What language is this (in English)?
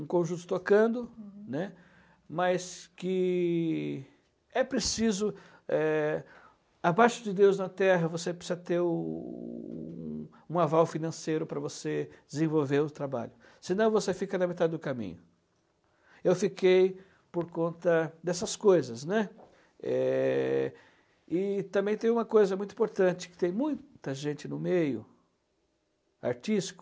Portuguese